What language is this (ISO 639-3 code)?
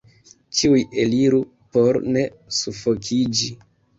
epo